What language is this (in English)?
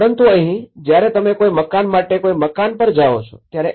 Gujarati